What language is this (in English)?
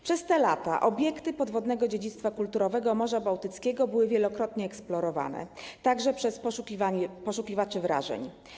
Polish